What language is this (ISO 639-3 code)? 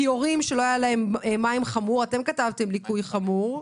heb